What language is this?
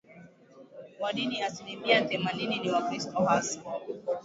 Swahili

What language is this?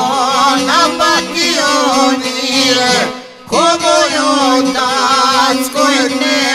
Romanian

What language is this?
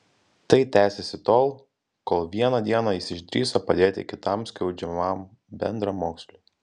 Lithuanian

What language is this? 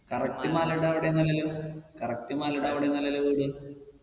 Malayalam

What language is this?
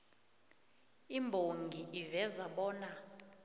South Ndebele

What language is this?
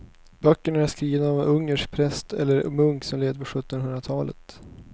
Swedish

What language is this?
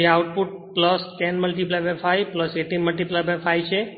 Gujarati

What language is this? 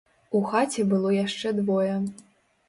Belarusian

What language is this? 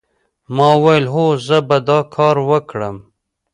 Pashto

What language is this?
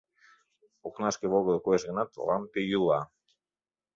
Mari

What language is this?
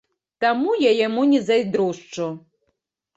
Belarusian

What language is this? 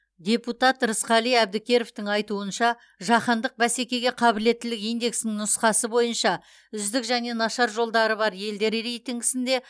Kazakh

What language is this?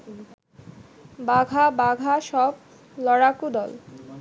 Bangla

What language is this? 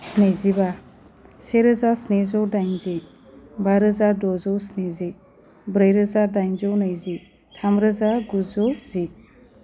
Bodo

